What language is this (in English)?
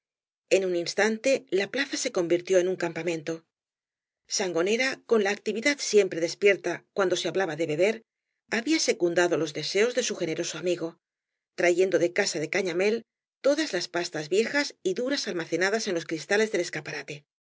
Spanish